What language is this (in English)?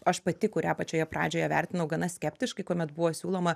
Lithuanian